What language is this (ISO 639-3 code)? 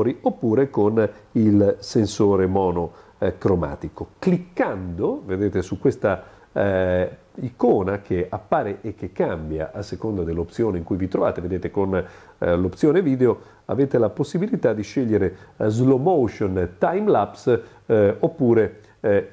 ita